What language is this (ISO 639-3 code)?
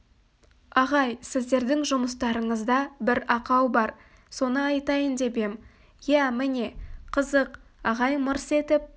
kaz